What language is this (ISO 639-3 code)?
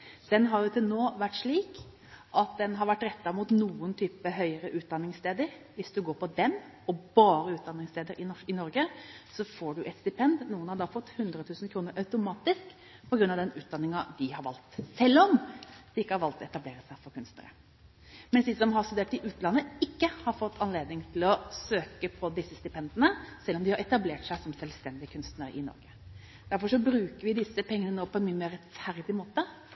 nob